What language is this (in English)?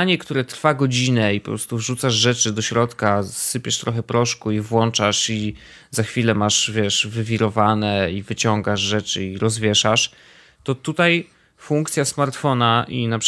Polish